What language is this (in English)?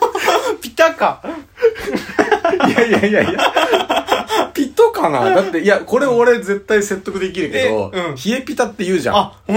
Japanese